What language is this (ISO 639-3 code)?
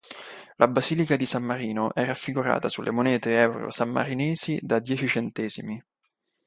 ita